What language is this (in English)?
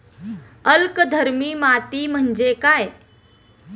Marathi